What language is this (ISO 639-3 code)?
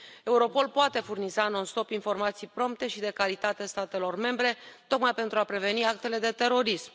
ron